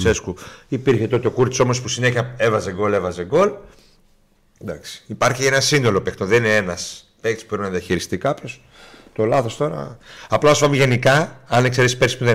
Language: Greek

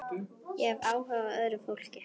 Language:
Icelandic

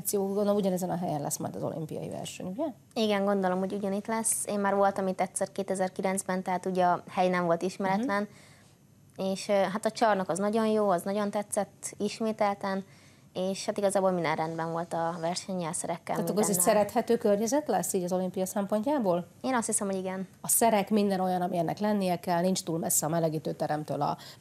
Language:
Hungarian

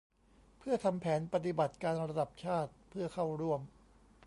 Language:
Thai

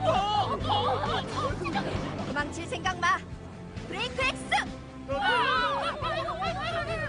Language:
Korean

